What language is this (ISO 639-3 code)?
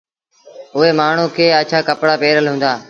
sbn